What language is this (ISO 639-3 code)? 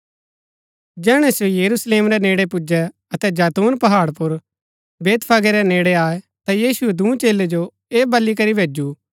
gbk